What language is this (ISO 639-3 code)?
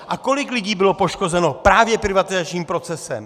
ces